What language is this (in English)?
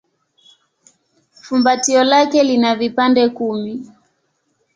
Swahili